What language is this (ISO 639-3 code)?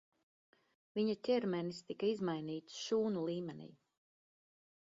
lav